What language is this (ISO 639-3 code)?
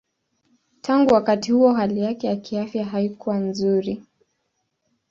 swa